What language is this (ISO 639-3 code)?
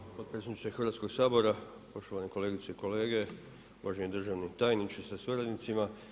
hrv